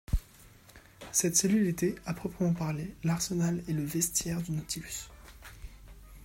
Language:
French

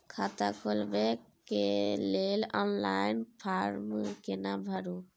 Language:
Maithili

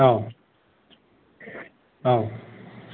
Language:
Bodo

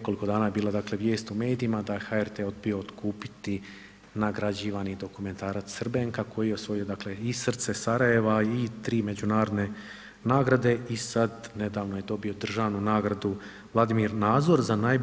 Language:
Croatian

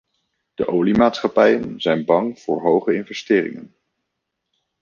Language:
Dutch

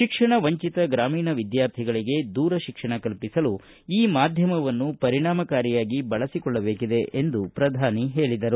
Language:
Kannada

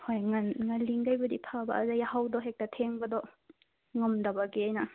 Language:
Manipuri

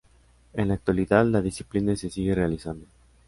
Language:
Spanish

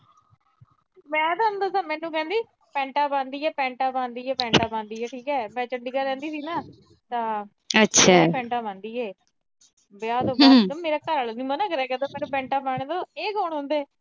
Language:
Punjabi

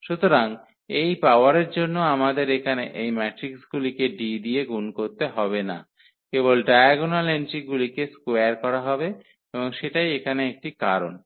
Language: Bangla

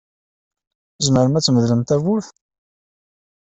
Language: Kabyle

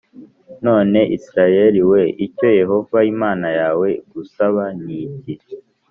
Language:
Kinyarwanda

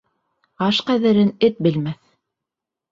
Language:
Bashkir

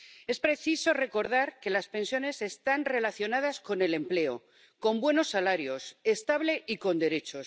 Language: Spanish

